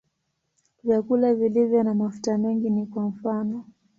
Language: Swahili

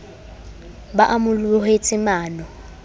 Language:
Southern Sotho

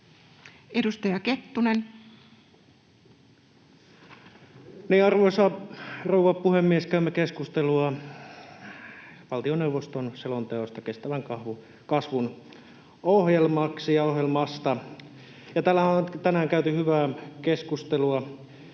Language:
Finnish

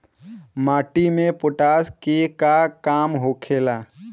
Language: Bhojpuri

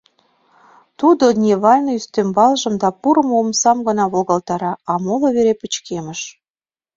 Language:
Mari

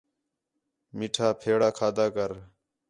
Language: Khetrani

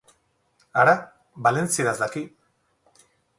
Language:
Basque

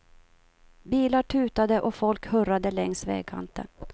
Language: Swedish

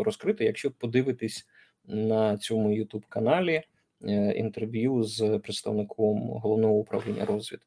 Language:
Ukrainian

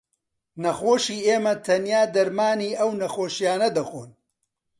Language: Central Kurdish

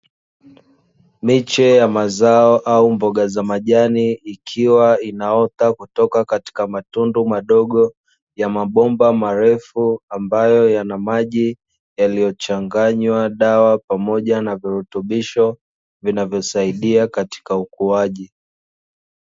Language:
Swahili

